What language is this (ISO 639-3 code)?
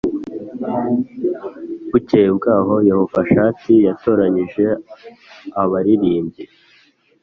kin